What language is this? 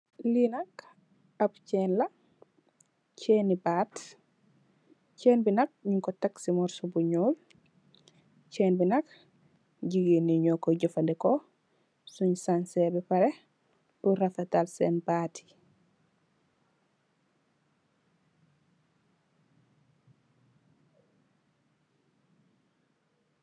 Wolof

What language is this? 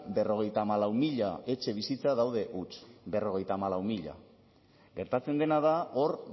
Basque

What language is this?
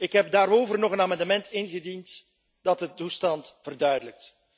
Dutch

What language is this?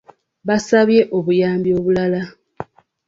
Ganda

